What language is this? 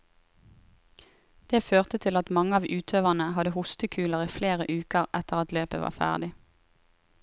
Norwegian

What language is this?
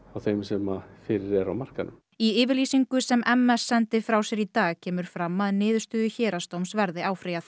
Icelandic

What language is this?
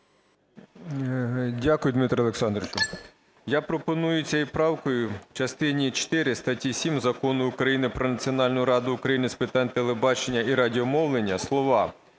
Ukrainian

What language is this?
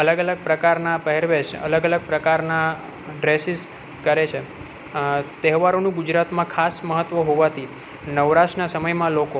Gujarati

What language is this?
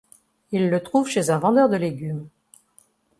French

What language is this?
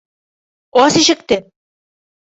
Bashkir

